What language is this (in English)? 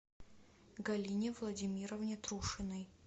Russian